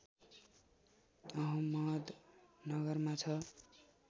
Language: Nepali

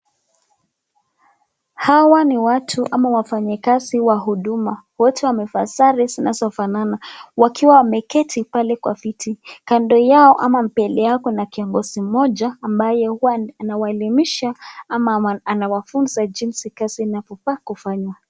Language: Swahili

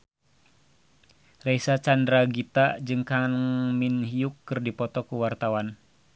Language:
Sundanese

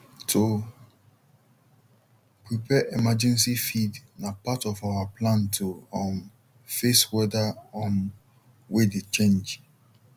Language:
Nigerian Pidgin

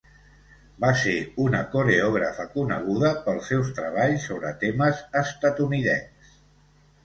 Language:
Catalan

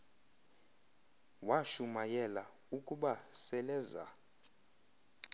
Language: Xhosa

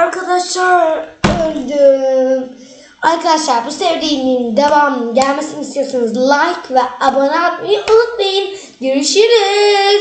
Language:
Turkish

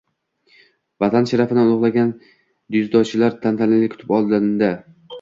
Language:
Uzbek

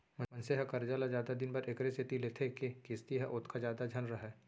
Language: Chhattisgarhi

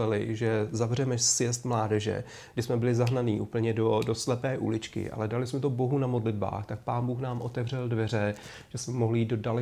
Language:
Czech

